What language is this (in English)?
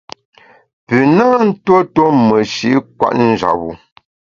Bamun